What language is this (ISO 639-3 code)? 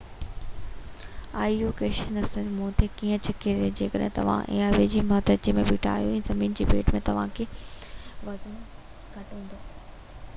snd